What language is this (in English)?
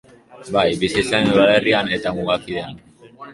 Basque